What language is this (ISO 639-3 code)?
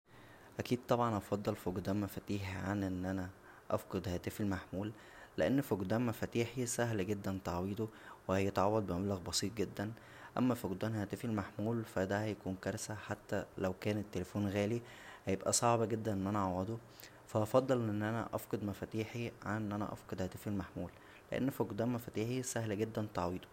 arz